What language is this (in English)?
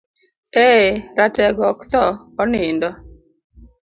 Luo (Kenya and Tanzania)